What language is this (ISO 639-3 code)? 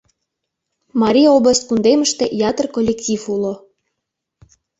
chm